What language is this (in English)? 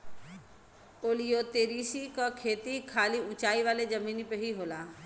Bhojpuri